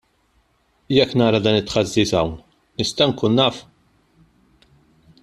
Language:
Maltese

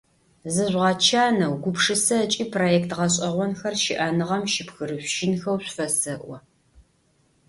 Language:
Adyghe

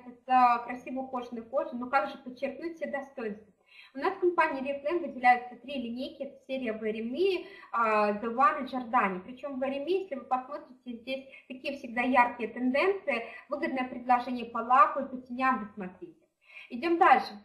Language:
Russian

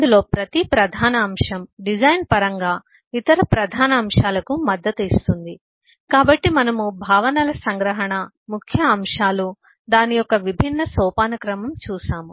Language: Telugu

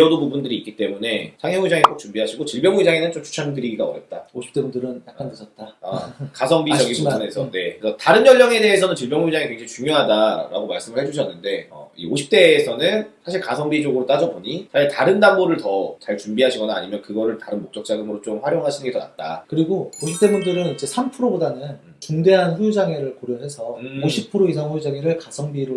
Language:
Korean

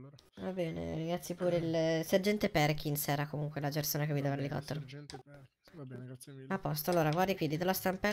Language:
Italian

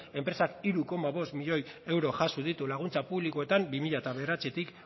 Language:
Basque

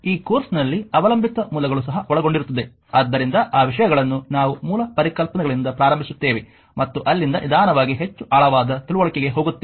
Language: Kannada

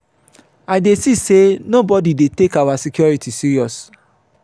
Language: Nigerian Pidgin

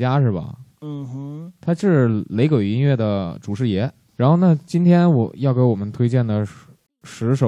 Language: Chinese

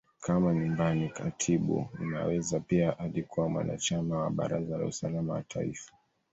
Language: Swahili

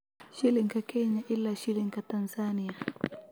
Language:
Somali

